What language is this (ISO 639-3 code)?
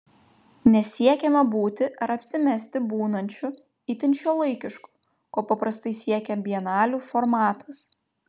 lit